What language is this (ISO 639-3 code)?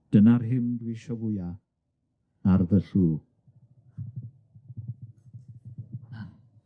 cym